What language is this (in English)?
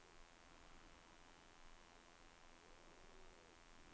Swedish